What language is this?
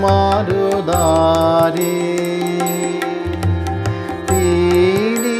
Romanian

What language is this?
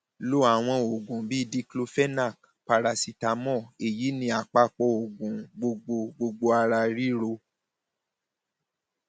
Yoruba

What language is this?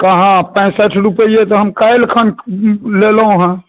Maithili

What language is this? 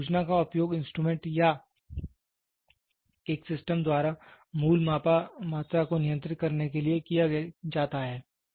Hindi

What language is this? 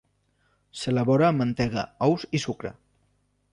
Catalan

